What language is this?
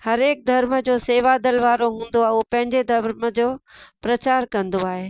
Sindhi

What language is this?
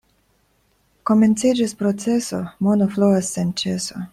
Esperanto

